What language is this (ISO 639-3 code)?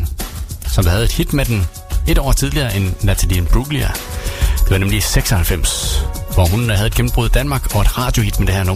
dan